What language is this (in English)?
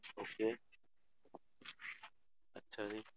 Punjabi